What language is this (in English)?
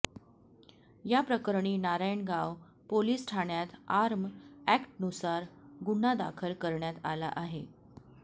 Marathi